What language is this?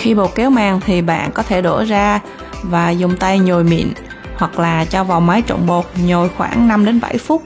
Vietnamese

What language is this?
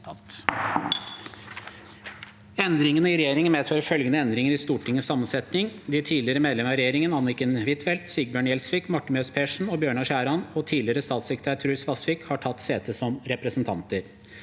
Norwegian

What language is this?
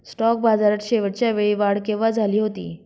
Marathi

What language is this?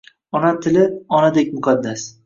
Uzbek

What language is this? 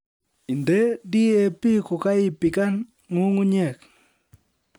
Kalenjin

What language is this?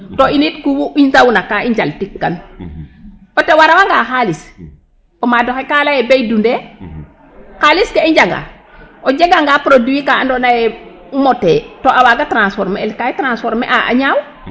Serer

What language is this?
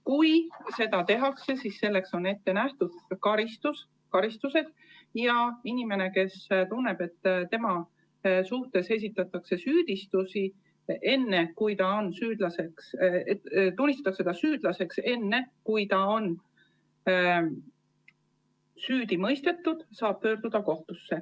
Estonian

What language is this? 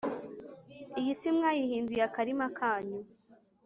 Kinyarwanda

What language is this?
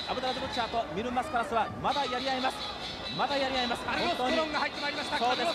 Japanese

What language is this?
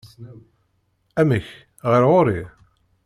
Kabyle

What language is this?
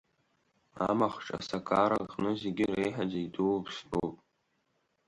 Abkhazian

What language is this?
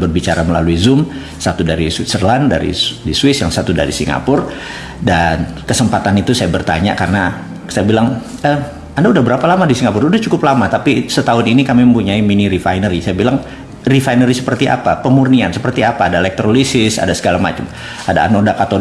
Indonesian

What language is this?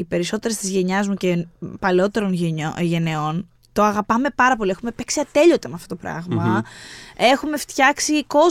Greek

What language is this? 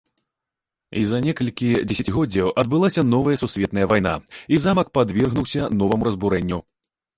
Belarusian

